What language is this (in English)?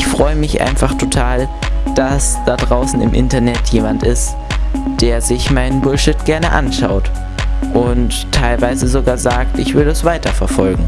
German